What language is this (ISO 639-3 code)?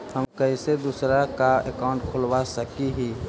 mag